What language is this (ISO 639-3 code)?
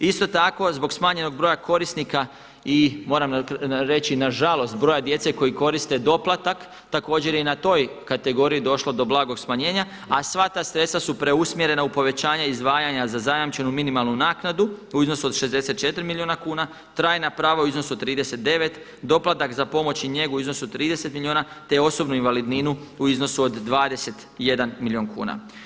hrv